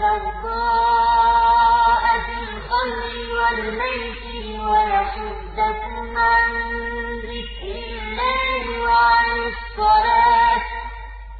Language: Arabic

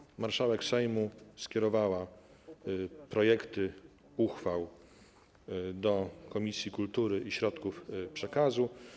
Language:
Polish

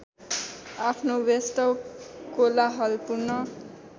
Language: Nepali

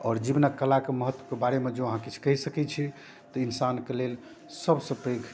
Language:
Maithili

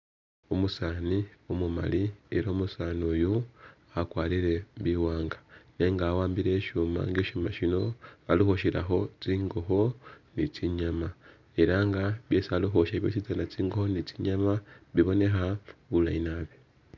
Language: Masaaba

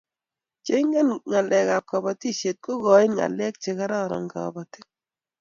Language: Kalenjin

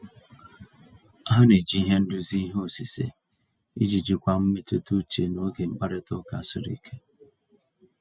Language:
Igbo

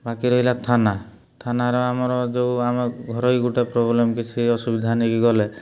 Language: Odia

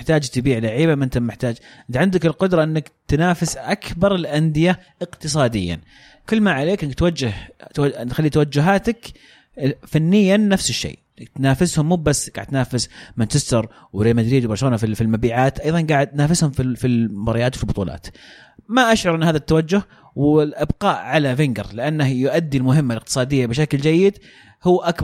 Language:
Arabic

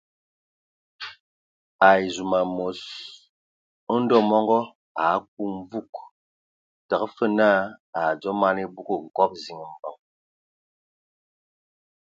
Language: Ewondo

